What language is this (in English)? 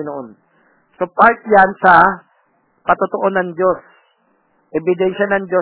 Filipino